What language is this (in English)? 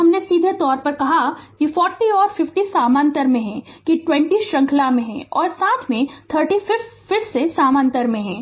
Hindi